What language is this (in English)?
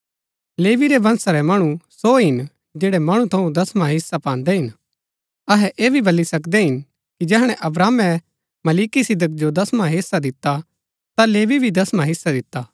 Gaddi